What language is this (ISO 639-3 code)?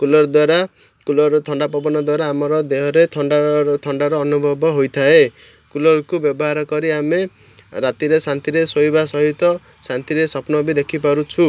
ori